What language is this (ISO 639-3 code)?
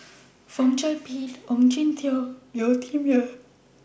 eng